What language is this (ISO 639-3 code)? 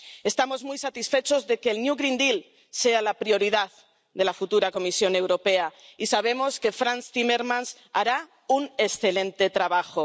spa